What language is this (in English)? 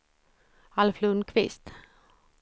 Swedish